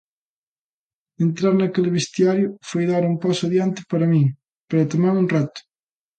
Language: Galician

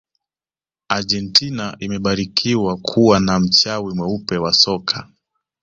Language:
Swahili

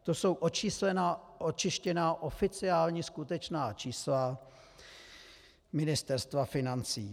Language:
Czech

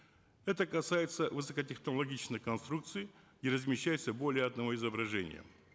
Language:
Kazakh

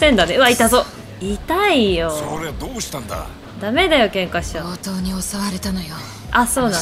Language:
Japanese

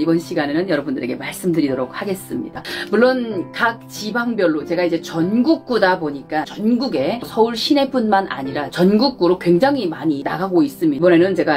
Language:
Korean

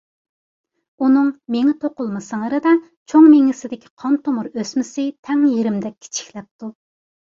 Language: Uyghur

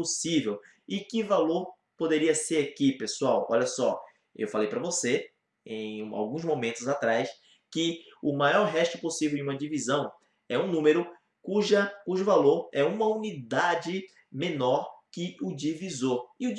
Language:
Portuguese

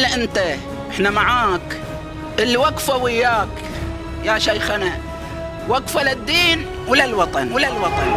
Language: Arabic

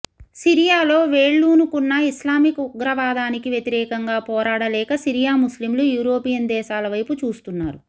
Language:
Telugu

